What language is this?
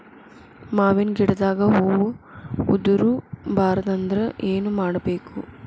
Kannada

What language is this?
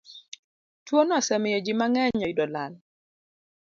Luo (Kenya and Tanzania)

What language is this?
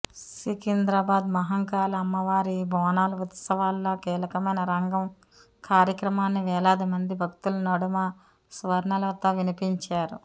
Telugu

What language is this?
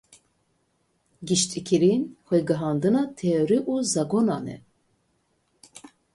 Kurdish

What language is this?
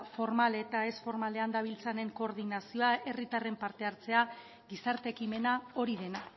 Basque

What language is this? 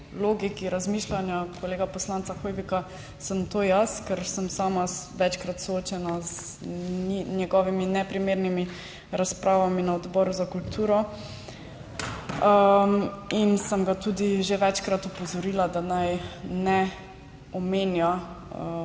Slovenian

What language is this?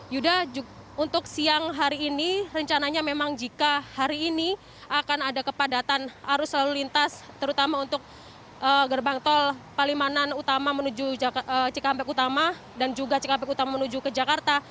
Indonesian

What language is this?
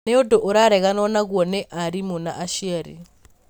Kikuyu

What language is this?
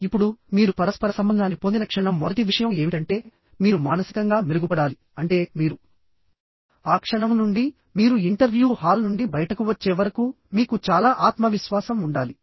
Telugu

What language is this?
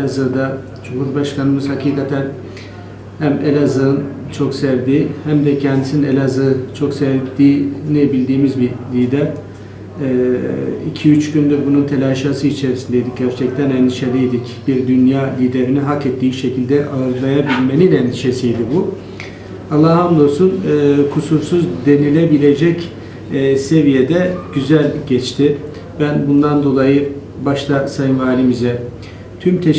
Turkish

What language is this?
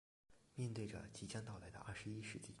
Chinese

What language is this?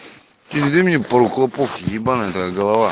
Russian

